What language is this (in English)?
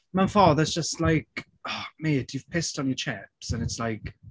Welsh